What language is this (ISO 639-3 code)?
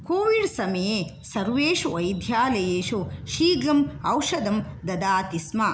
san